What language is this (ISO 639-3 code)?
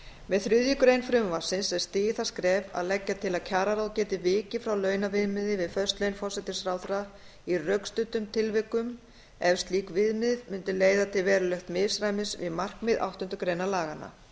isl